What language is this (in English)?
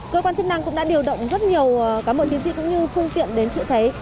Vietnamese